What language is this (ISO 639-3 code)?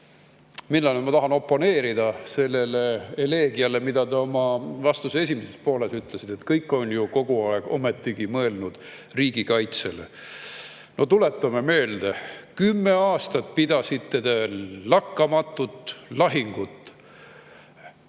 est